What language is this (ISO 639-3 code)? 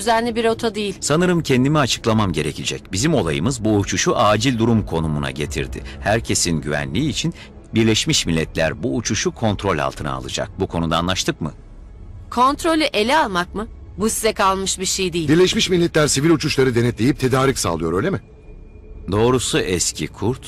tur